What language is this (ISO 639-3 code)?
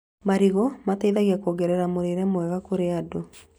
kik